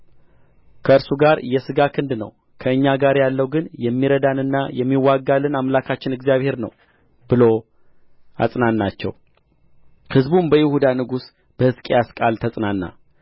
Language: Amharic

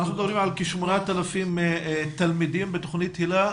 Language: Hebrew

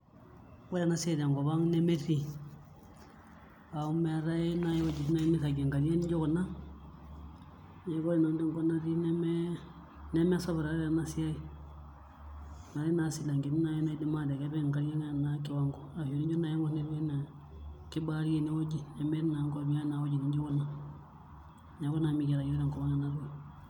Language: Masai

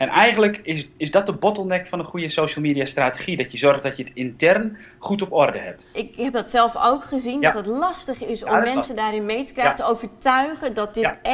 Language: Dutch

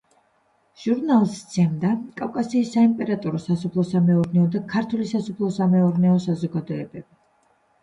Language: Georgian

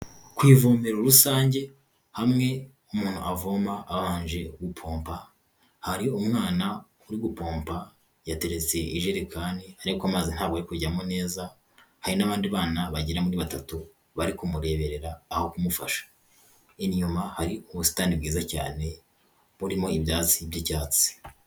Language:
Kinyarwanda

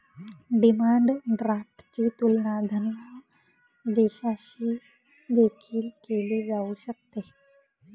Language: Marathi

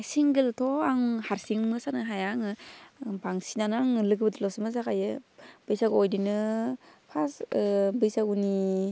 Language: Bodo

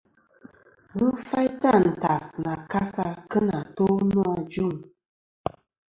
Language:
Kom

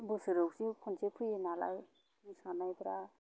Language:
Bodo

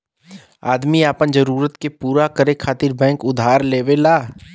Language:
Bhojpuri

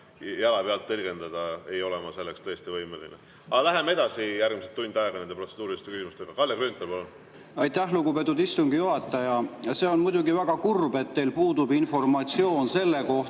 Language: Estonian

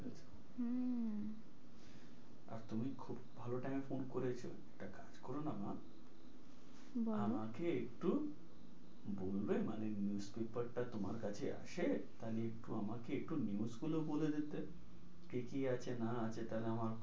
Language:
Bangla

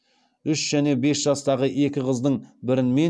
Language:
Kazakh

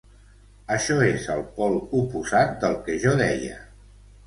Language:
Catalan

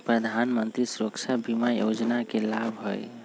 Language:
Magahi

